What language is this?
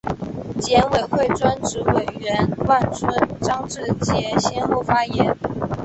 Chinese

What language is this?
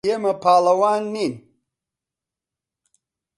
Central Kurdish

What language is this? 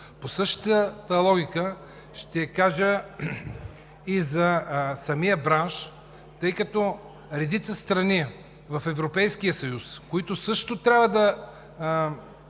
Bulgarian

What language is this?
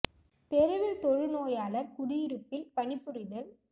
Tamil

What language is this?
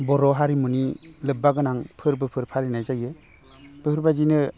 Bodo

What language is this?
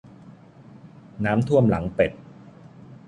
Thai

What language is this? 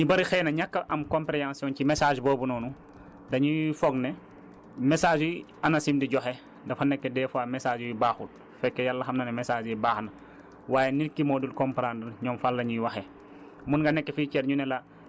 Wolof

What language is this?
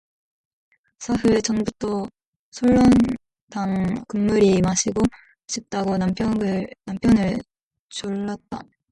Korean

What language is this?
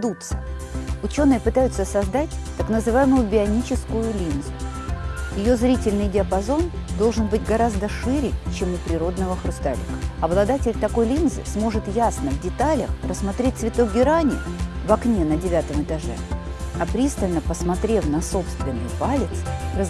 Russian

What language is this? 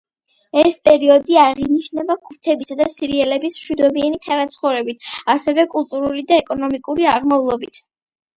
Georgian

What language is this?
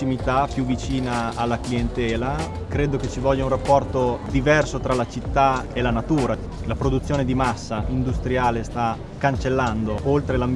Italian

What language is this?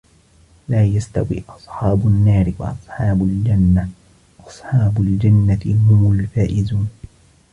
Arabic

